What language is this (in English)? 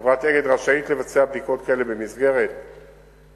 Hebrew